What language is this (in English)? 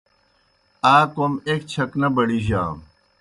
Kohistani Shina